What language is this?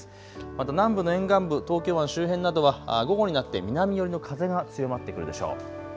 Japanese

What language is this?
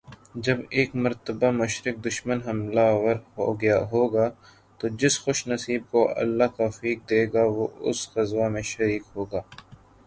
Urdu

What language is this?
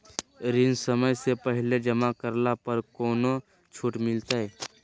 Magahi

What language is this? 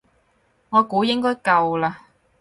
Cantonese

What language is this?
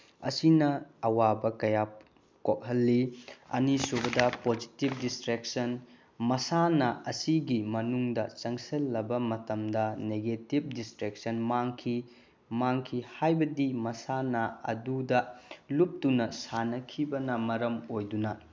Manipuri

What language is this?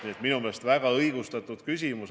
Estonian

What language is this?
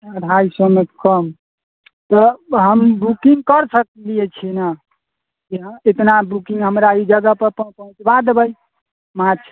Maithili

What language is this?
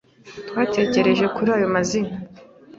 Kinyarwanda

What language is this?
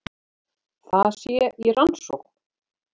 Icelandic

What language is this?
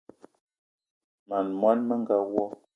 Eton (Cameroon)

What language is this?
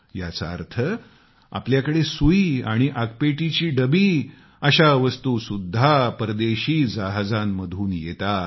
Marathi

